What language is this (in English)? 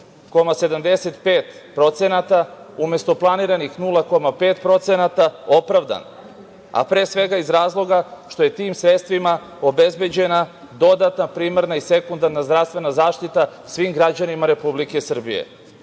Serbian